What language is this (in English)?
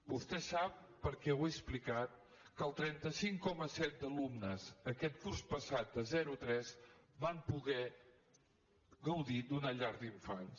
Catalan